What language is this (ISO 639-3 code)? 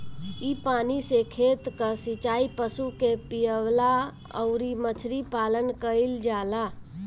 bho